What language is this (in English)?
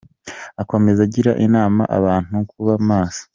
Kinyarwanda